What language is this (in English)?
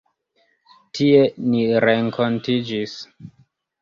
Esperanto